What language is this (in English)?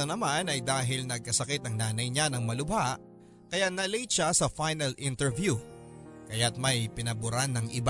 Filipino